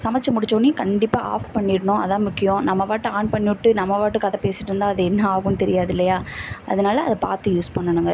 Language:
Tamil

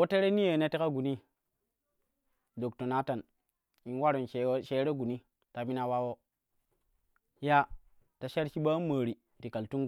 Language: Kushi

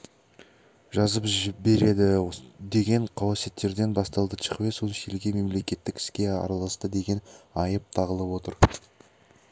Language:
Kazakh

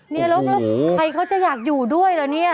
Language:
Thai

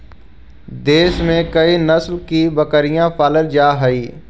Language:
Magahi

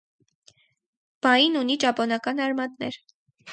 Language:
Armenian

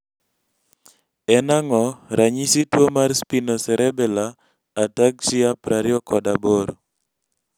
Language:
Luo (Kenya and Tanzania)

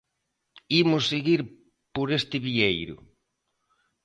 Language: Galician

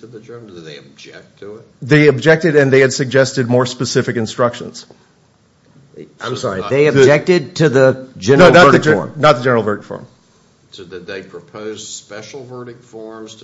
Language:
English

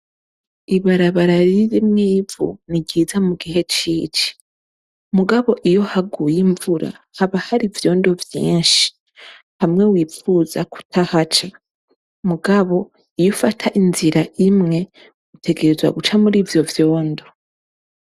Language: Rundi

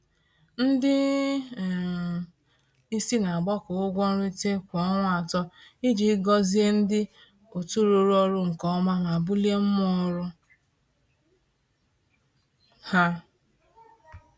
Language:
Igbo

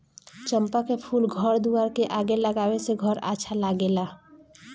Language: Bhojpuri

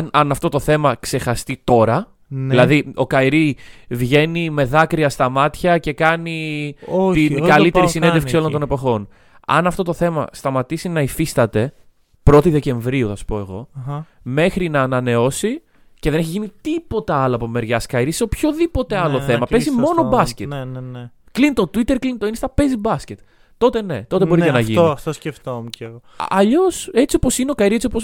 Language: Greek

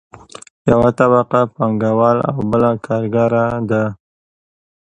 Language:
Pashto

